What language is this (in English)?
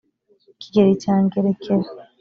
Kinyarwanda